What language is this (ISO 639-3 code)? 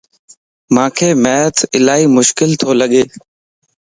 lss